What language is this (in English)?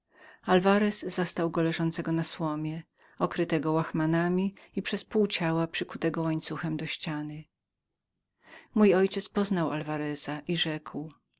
Polish